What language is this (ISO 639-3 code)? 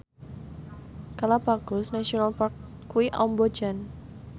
jav